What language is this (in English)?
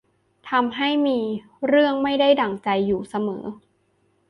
Thai